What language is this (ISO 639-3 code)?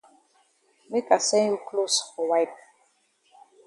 wes